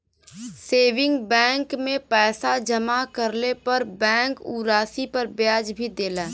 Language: Bhojpuri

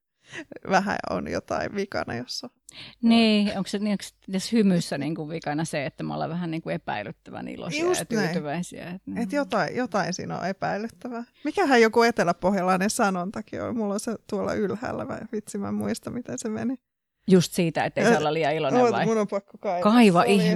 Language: Finnish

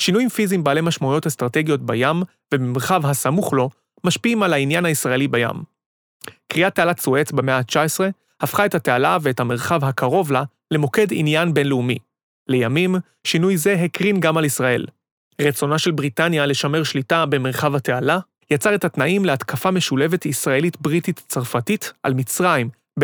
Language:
Hebrew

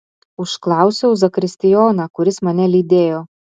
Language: Lithuanian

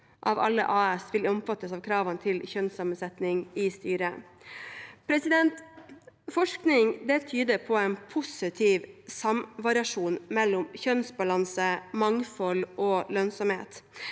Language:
Norwegian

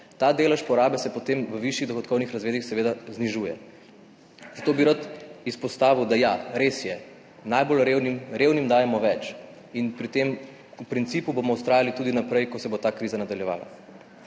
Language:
Slovenian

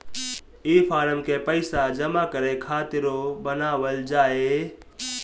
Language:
Bhojpuri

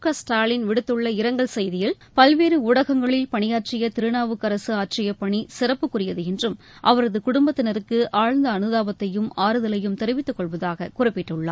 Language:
Tamil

